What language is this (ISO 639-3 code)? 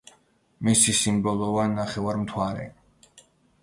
kat